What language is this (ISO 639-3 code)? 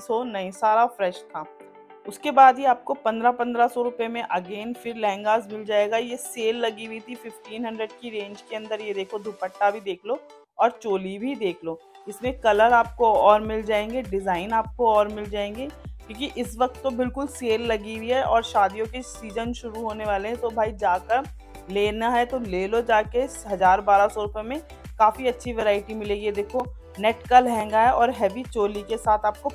hin